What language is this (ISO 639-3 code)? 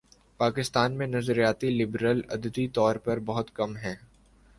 urd